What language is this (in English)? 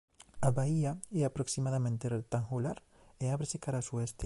Galician